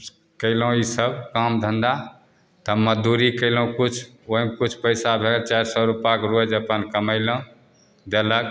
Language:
Maithili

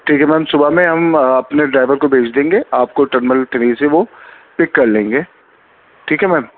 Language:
Urdu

